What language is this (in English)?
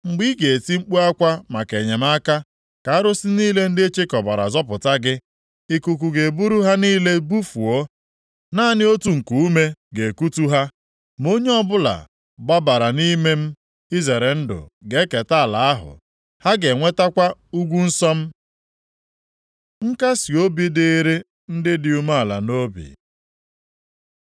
Igbo